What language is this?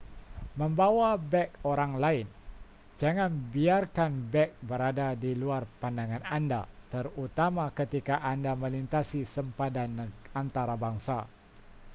Malay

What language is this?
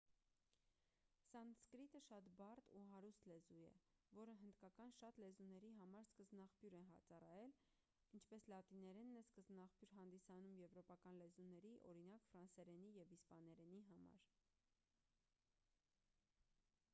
Armenian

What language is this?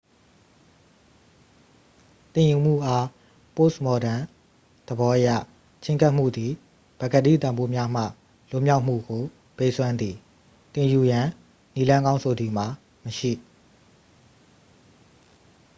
Burmese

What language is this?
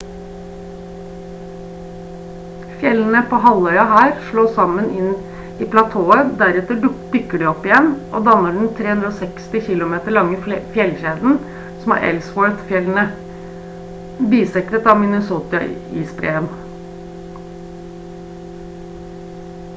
Norwegian Bokmål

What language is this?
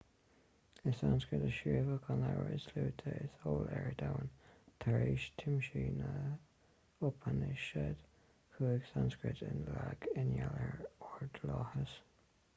Irish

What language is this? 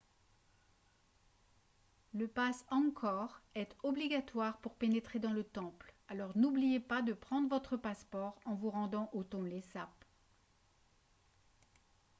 French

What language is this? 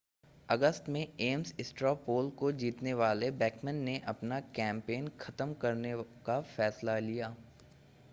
Hindi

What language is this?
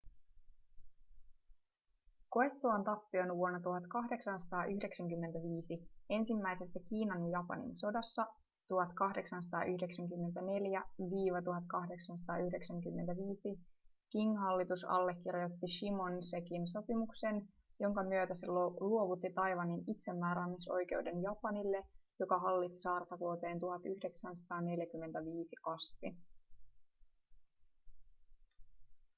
Finnish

